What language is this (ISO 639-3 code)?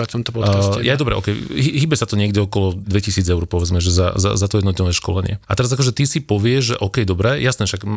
slk